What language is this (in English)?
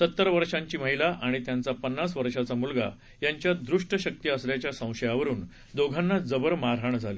Marathi